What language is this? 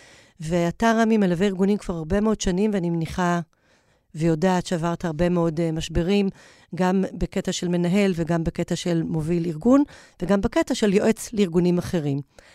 Hebrew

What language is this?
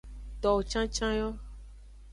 Aja (Benin)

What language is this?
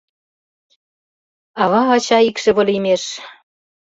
Mari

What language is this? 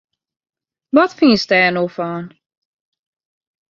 Western Frisian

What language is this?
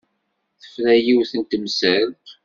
Kabyle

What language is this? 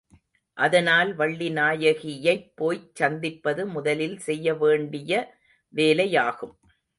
Tamil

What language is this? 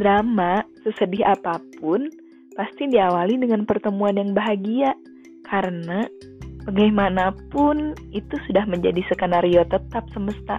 Indonesian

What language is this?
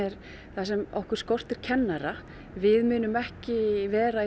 Icelandic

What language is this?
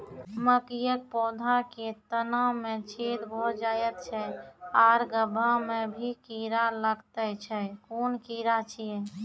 Maithili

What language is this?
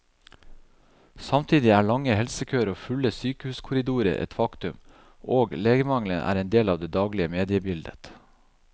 Norwegian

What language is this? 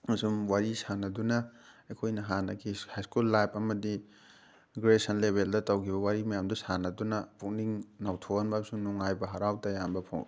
Manipuri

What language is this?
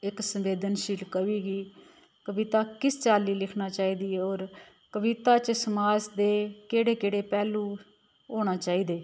Dogri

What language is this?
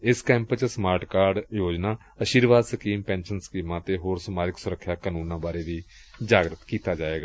Punjabi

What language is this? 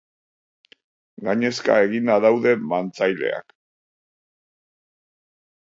Basque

